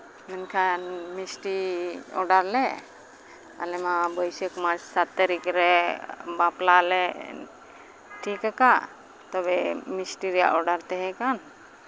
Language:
Santali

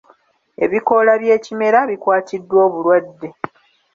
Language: Ganda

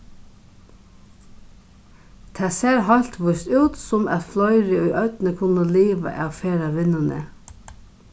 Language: Faroese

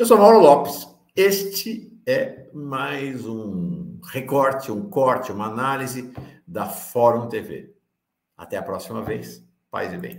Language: Portuguese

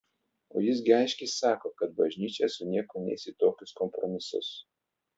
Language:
Lithuanian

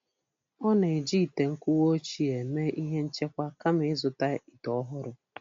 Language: Igbo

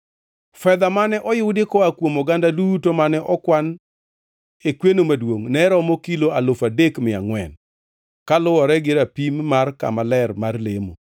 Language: Luo (Kenya and Tanzania)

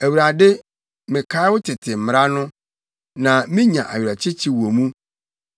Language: Akan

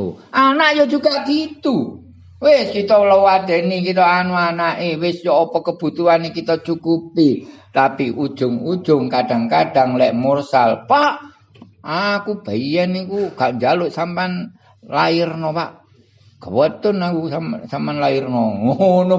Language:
Indonesian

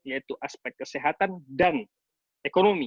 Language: Indonesian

